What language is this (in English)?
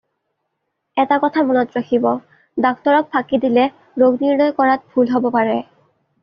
Assamese